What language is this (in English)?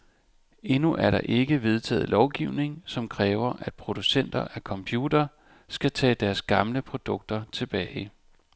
Danish